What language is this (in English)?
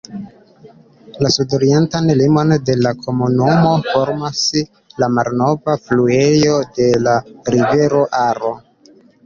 Esperanto